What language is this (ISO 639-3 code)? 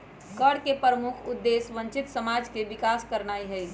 mag